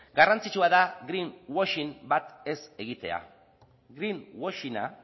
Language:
Basque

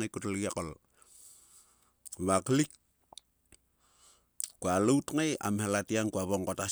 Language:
Sulka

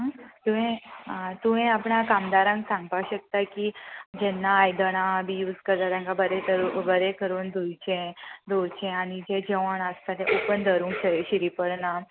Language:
Konkani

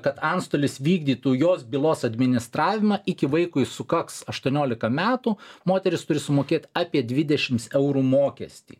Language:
Lithuanian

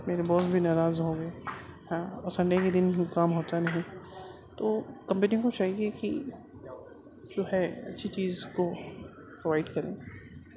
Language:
Urdu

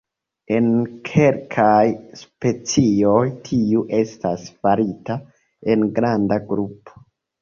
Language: Esperanto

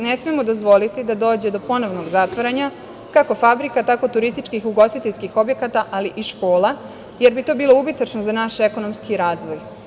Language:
Serbian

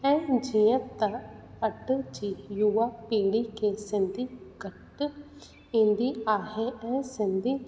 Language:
Sindhi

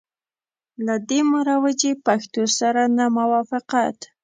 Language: Pashto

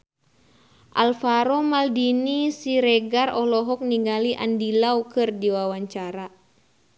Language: Sundanese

